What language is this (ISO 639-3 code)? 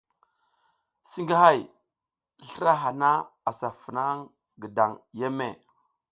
giz